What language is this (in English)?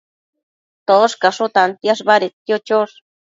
Matsés